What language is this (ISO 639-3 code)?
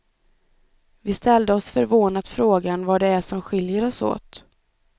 swe